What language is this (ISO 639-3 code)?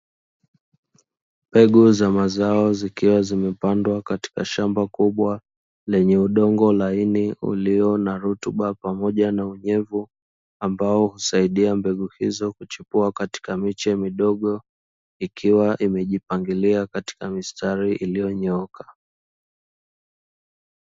swa